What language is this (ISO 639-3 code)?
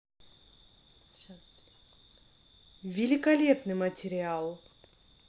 rus